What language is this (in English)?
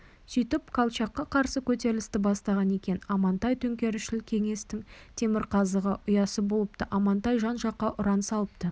Kazakh